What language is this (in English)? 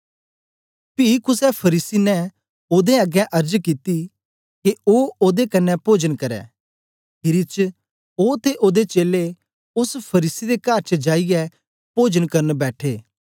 Dogri